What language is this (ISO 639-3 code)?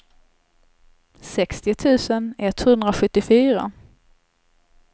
swe